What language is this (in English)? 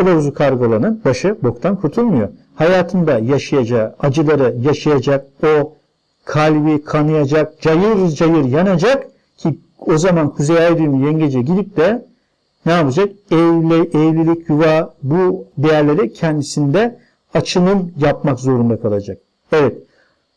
Turkish